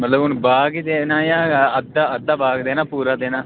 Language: Dogri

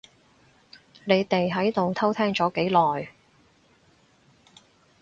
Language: Cantonese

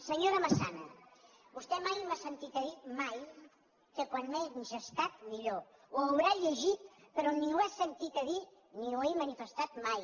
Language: Catalan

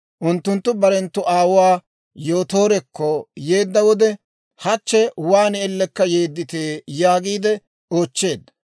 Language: Dawro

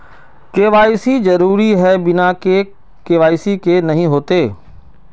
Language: Magahi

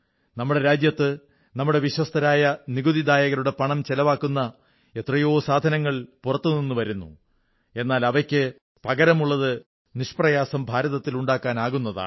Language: Malayalam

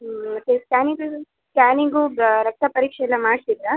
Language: Kannada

